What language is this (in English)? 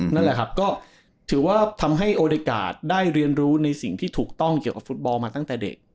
Thai